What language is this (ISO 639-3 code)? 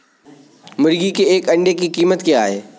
hin